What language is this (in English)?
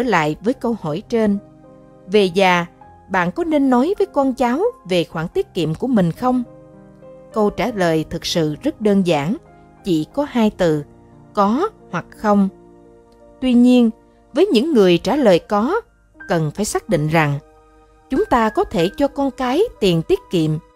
Vietnamese